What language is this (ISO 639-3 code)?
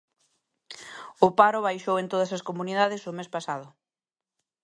glg